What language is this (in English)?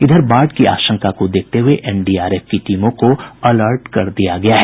Hindi